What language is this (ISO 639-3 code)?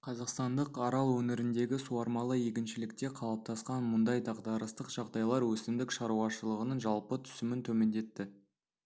kaz